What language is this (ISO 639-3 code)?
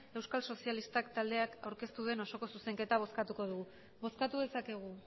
eus